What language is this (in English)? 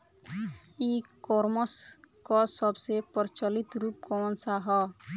Bhojpuri